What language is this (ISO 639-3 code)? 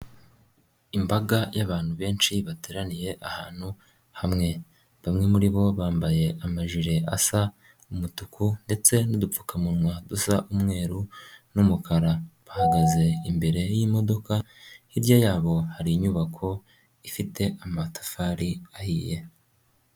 kin